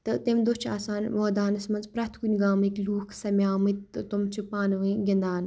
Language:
Kashmiri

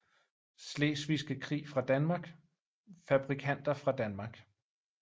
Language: Danish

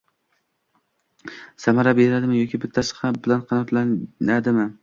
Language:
Uzbek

